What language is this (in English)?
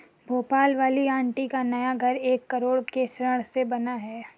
Hindi